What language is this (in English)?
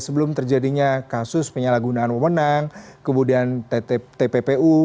Indonesian